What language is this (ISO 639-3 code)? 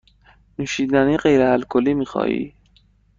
fas